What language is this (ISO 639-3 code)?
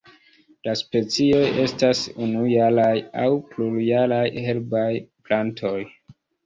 epo